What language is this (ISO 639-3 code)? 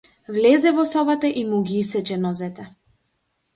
mkd